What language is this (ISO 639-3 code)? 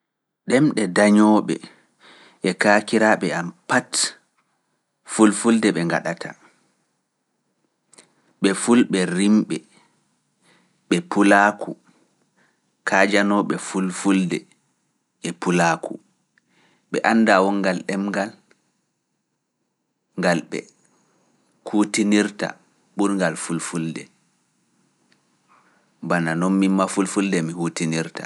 ful